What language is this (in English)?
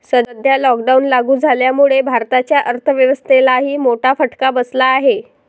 Marathi